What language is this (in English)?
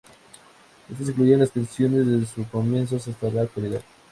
Spanish